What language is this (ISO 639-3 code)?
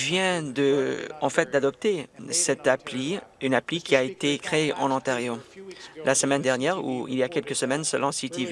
fra